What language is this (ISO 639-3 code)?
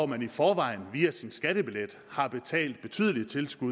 dan